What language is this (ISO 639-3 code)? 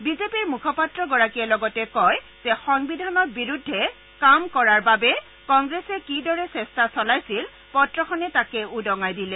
asm